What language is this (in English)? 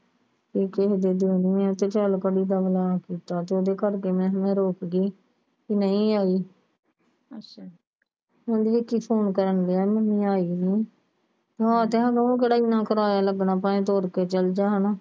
Punjabi